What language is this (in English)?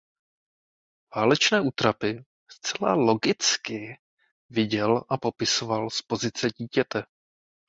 Czech